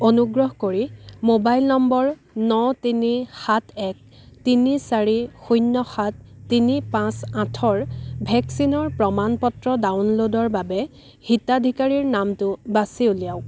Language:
Assamese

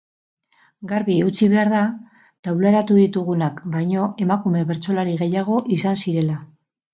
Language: Basque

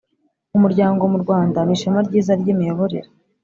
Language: Kinyarwanda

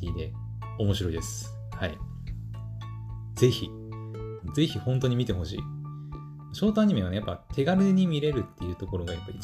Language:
Japanese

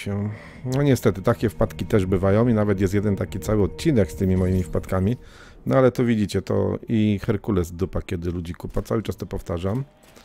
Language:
Polish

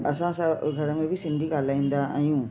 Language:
Sindhi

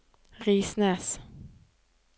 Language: Norwegian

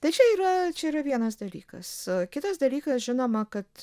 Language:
Lithuanian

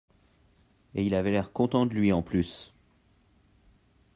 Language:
French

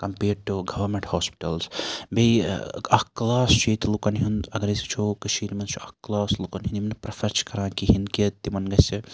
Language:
Kashmiri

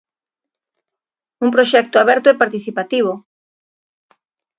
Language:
Galician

